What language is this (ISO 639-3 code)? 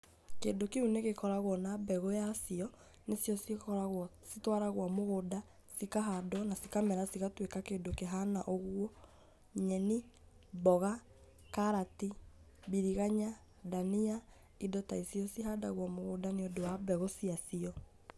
kik